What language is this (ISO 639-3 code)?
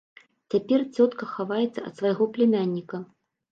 bel